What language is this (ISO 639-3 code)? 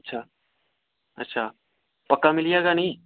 doi